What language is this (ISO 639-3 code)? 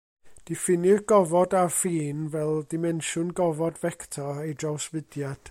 cym